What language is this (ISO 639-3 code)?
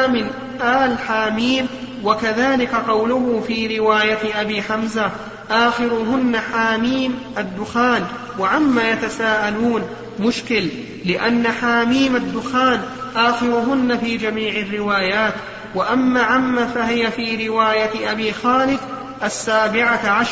ara